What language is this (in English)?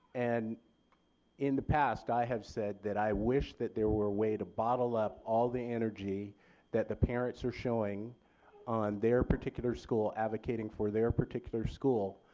English